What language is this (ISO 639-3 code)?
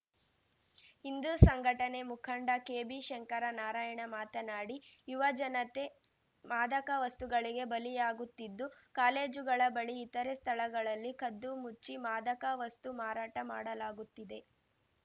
kan